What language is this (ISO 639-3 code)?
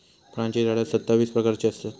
mar